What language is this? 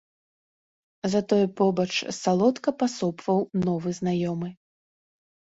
Belarusian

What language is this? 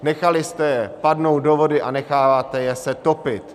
Czech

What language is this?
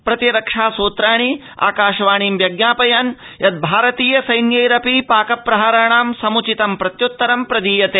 Sanskrit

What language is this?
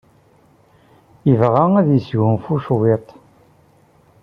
Kabyle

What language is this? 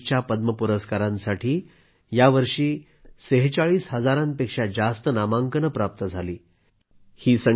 Marathi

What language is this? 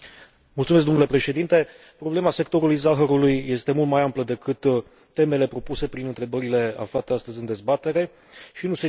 Romanian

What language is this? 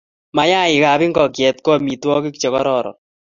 Kalenjin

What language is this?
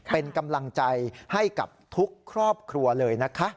Thai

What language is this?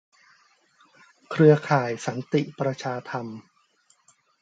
Thai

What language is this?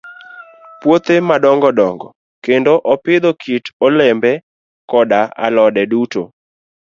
Luo (Kenya and Tanzania)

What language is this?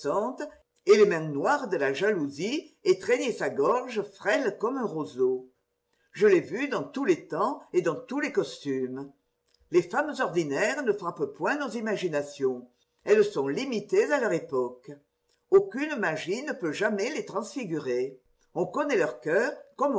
French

